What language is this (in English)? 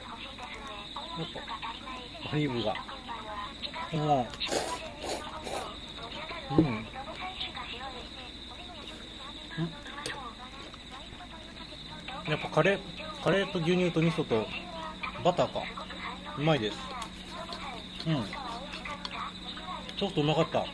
Japanese